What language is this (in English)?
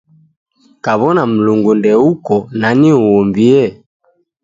Taita